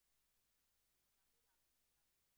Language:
Hebrew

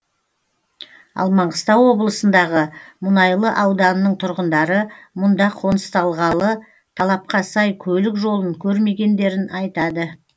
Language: Kazakh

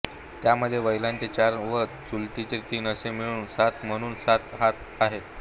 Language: Marathi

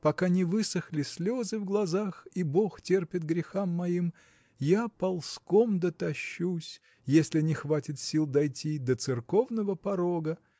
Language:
Russian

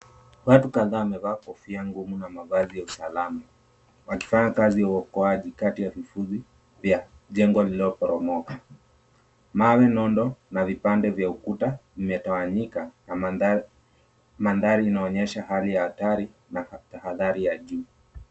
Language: Swahili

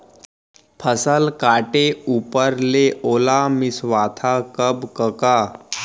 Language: Chhattisgarhi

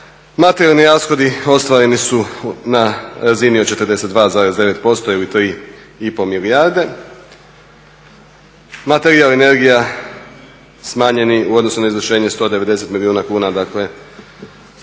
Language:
Croatian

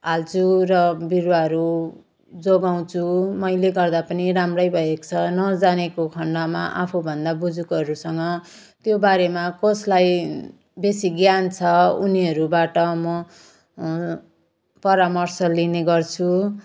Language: Nepali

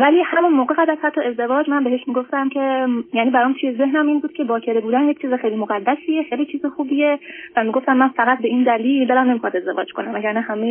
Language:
Persian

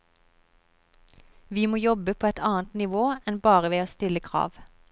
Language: Norwegian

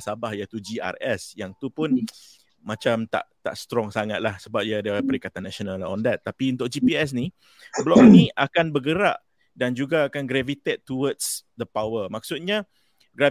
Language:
Malay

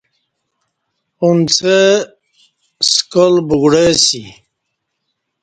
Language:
Kati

